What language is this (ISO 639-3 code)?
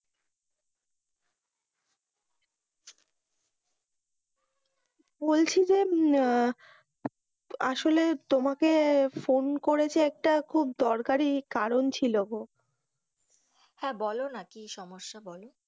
ben